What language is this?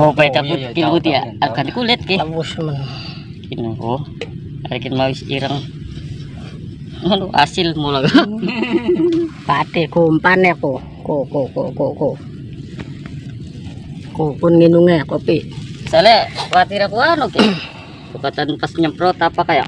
Indonesian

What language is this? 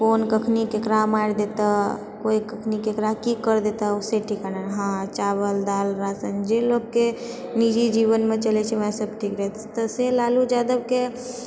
Maithili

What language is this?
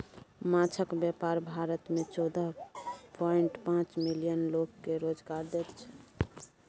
Maithili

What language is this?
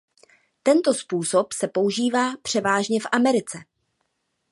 Czech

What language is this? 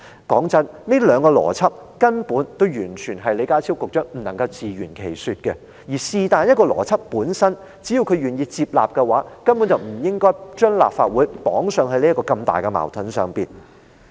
Cantonese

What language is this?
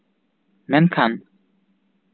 Santali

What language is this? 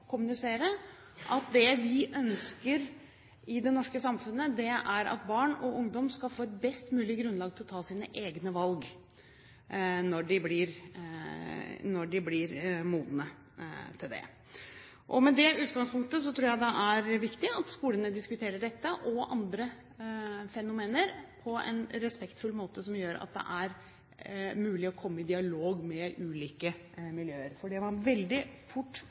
Norwegian Bokmål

